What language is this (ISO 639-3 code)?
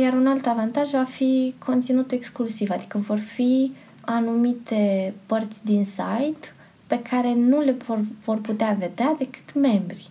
ron